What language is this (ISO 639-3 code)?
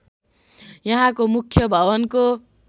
nep